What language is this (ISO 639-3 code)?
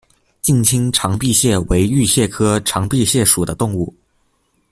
zho